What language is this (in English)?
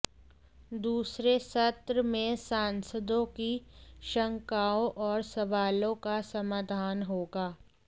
Hindi